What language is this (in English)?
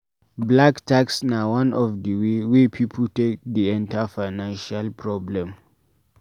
Nigerian Pidgin